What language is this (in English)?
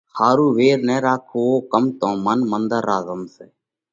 Parkari Koli